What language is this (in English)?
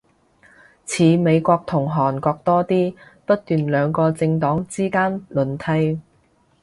Cantonese